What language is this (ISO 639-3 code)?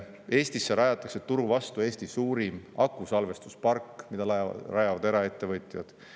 est